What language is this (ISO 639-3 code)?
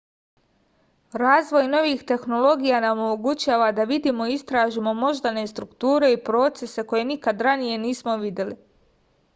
srp